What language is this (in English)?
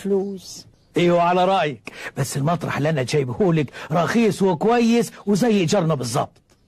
Arabic